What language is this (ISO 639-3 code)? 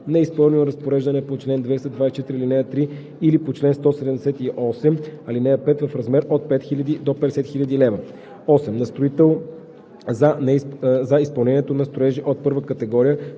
bul